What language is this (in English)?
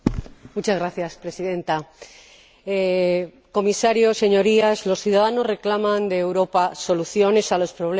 Spanish